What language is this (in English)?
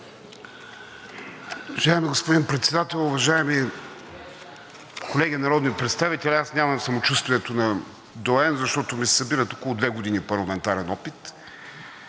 Bulgarian